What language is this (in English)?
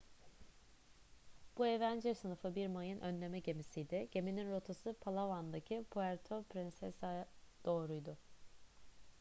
Turkish